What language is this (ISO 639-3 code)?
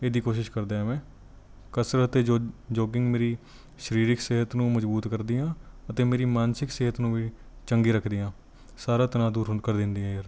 pan